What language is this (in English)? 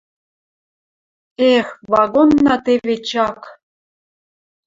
Western Mari